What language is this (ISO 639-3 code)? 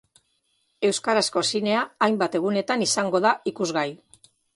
eus